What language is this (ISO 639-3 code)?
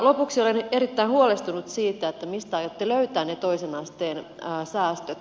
fin